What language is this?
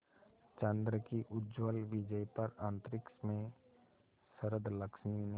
Hindi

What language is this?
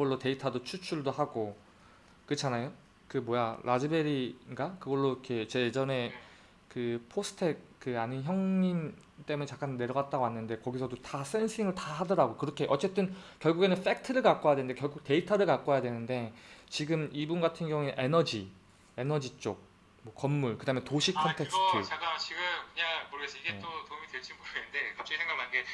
Korean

